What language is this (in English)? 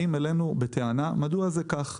Hebrew